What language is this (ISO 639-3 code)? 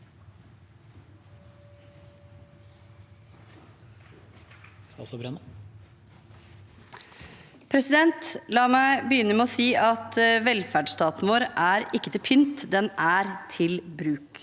nor